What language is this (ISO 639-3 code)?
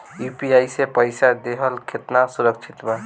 bho